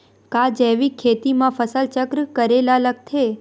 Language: Chhattisgarhi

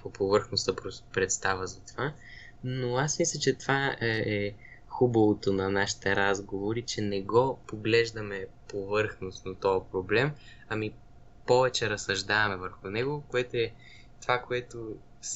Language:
Bulgarian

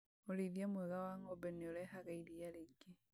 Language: Kikuyu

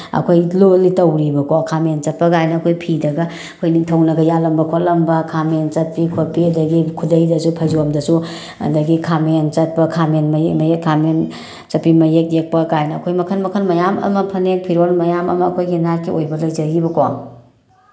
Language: Manipuri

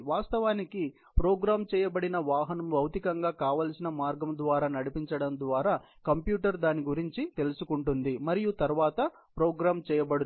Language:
Telugu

